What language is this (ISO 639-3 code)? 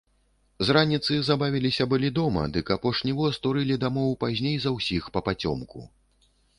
bel